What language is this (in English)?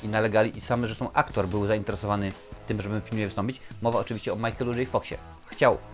Polish